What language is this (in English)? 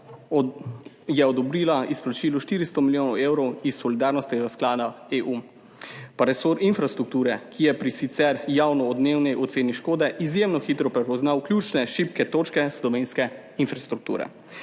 Slovenian